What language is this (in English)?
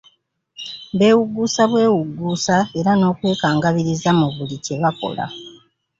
Ganda